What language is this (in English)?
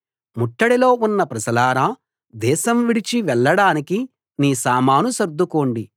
Telugu